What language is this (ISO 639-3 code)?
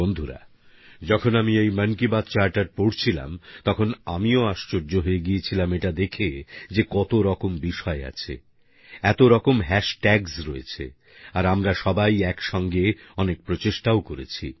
ben